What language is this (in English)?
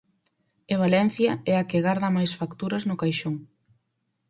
Galician